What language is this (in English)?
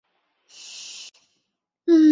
Chinese